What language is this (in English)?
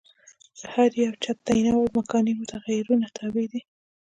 Pashto